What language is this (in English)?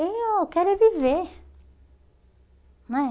Portuguese